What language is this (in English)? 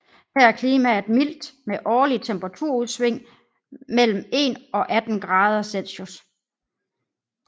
Danish